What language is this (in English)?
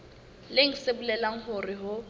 Southern Sotho